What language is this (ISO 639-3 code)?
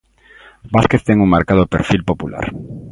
glg